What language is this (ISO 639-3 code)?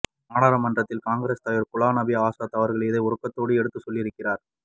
tam